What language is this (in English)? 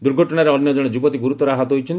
Odia